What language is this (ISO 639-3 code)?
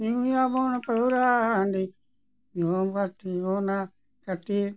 sat